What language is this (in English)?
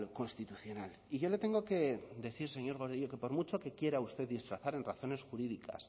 Spanish